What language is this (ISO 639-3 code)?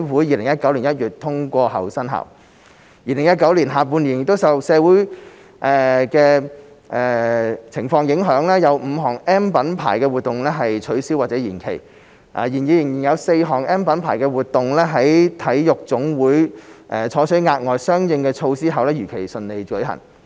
yue